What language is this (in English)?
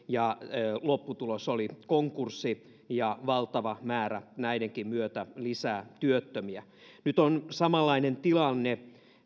Finnish